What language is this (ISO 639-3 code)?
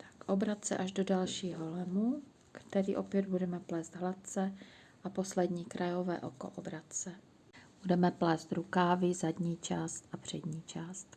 ces